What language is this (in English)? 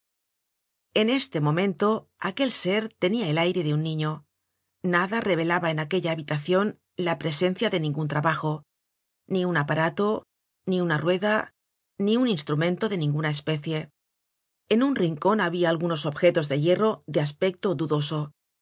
Spanish